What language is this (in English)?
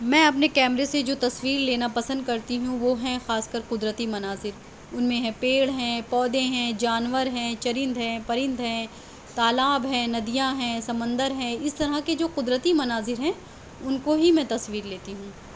Urdu